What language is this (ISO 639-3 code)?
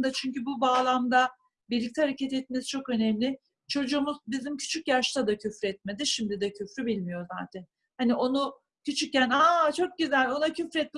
tur